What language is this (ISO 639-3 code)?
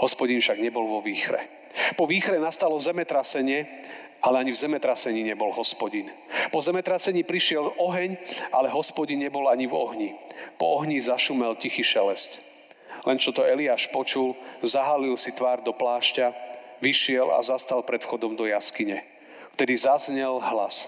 slk